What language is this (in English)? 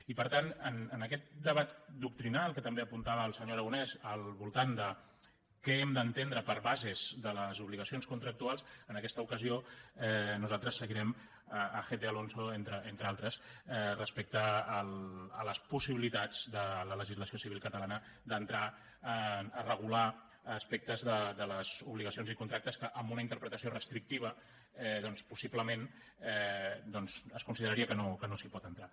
Catalan